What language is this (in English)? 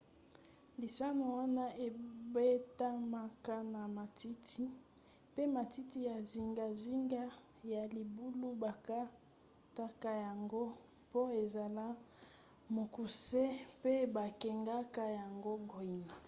Lingala